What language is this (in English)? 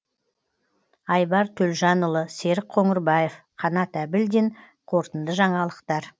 Kazakh